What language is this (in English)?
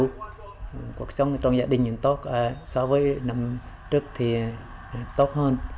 Vietnamese